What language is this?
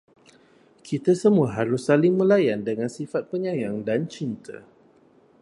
Malay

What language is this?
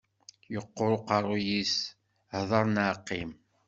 Kabyle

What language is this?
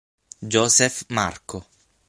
Italian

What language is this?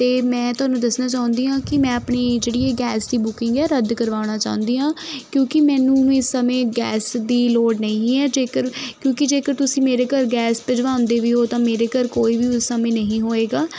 Punjabi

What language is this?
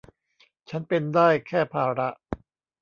Thai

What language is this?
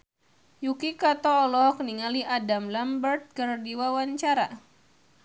Sundanese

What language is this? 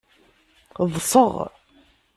Kabyle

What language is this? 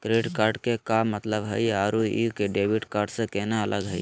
Magahi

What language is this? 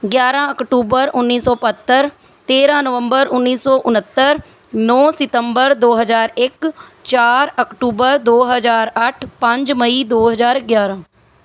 Punjabi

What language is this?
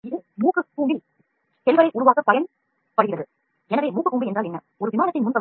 Tamil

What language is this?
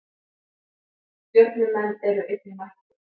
Icelandic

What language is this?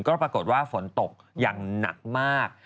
Thai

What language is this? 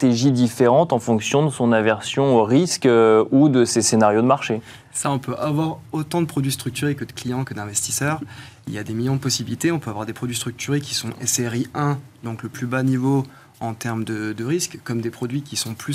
French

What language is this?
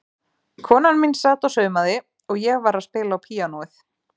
Icelandic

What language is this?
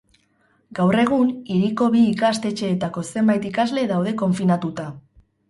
Basque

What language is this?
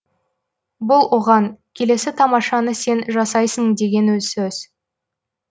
Kazakh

